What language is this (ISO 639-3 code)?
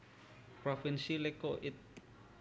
jav